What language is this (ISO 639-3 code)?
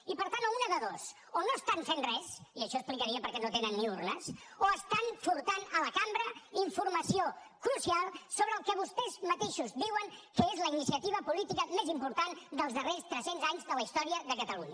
cat